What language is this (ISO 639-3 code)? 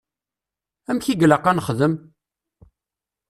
kab